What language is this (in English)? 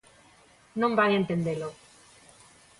Galician